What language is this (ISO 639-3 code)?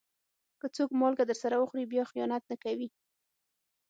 pus